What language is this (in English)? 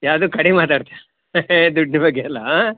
Kannada